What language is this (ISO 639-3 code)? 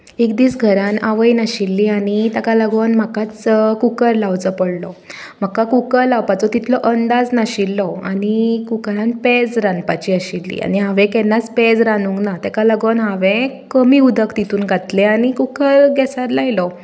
kok